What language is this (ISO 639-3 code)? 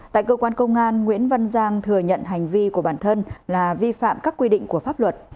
vie